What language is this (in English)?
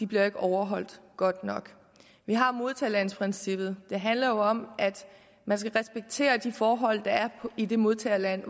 Danish